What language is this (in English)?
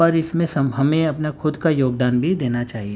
Urdu